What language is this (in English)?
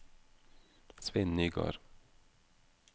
Norwegian